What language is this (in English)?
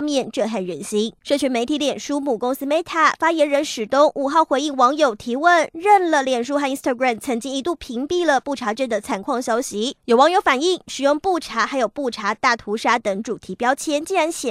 Chinese